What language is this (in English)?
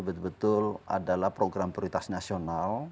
Indonesian